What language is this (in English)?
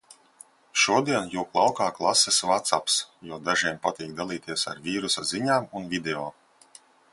Latvian